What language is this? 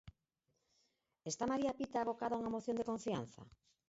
Galician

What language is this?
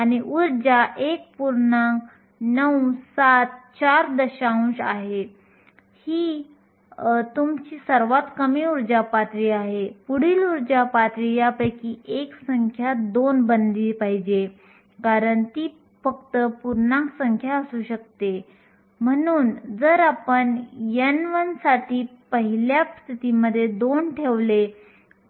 Marathi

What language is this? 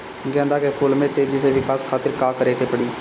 Bhojpuri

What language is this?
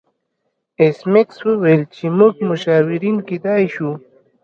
Pashto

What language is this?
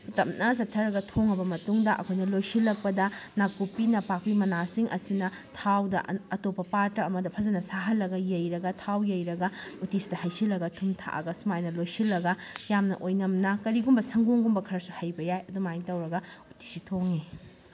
Manipuri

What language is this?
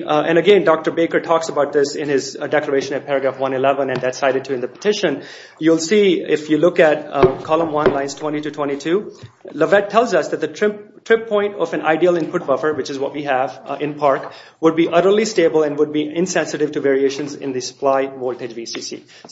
English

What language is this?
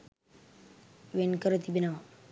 Sinhala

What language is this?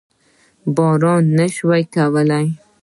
Pashto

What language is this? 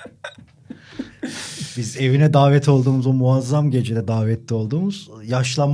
Turkish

